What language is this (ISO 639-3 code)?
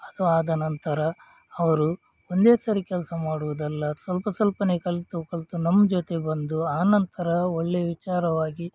kan